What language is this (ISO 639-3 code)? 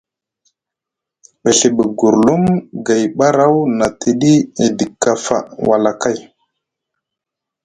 mug